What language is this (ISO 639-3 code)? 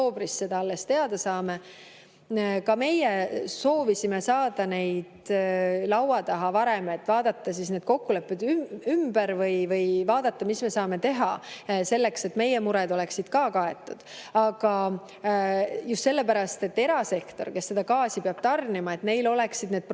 est